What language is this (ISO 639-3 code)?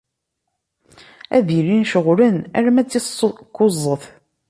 kab